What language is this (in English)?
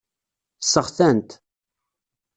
Kabyle